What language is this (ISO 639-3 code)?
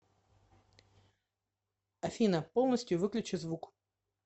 rus